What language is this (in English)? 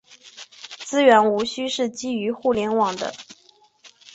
Chinese